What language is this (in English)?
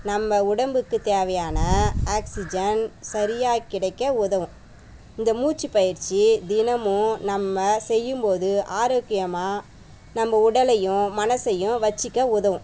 Tamil